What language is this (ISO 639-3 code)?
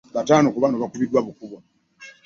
lug